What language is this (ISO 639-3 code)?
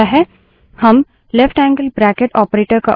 hin